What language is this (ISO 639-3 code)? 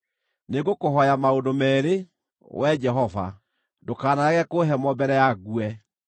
kik